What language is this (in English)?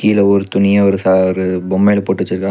Tamil